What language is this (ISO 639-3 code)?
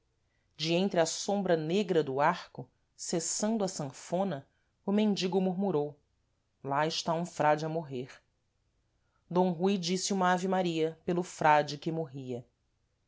por